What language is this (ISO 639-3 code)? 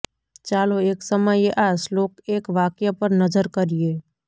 guj